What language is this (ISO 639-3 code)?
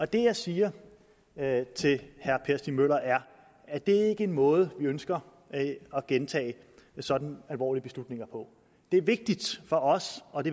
dan